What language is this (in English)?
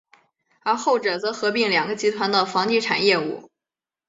Chinese